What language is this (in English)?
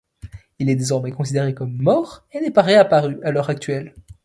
French